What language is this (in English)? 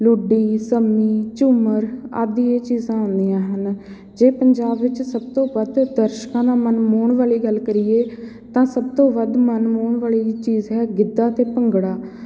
Punjabi